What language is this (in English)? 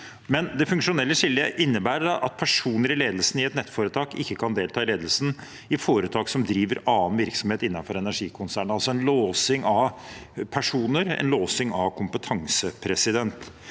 Norwegian